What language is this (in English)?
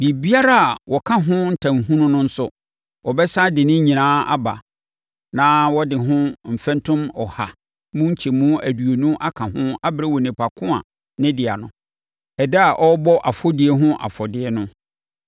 Akan